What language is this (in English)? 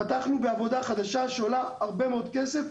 Hebrew